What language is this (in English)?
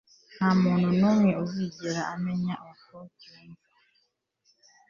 Kinyarwanda